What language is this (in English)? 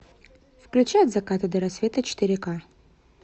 Russian